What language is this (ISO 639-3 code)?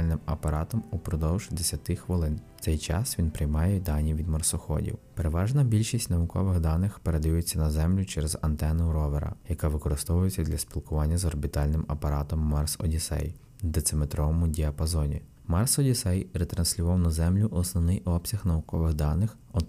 ukr